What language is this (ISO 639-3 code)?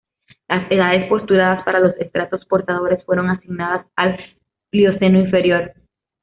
spa